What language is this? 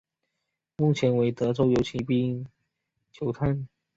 Chinese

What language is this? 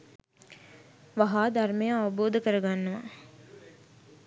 Sinhala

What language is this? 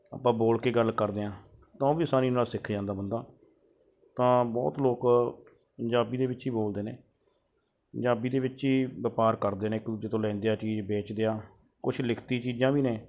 Punjabi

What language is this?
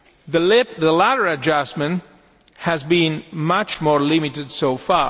English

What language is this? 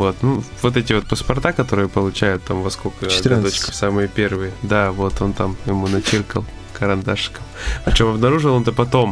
Russian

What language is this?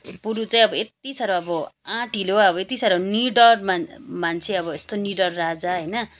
Nepali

